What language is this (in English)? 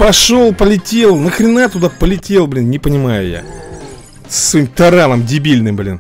Russian